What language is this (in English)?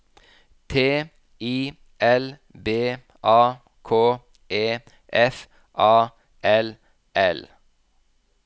Norwegian